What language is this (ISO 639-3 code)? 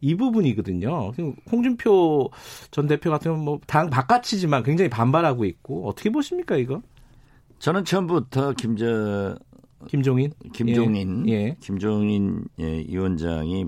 kor